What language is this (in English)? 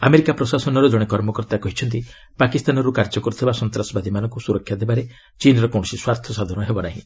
Odia